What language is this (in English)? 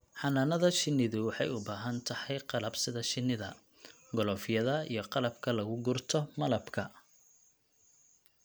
Somali